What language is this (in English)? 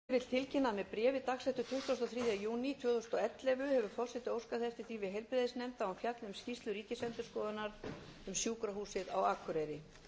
Icelandic